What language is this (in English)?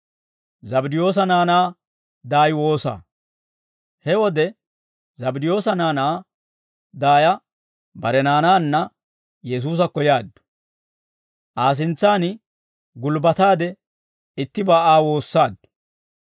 Dawro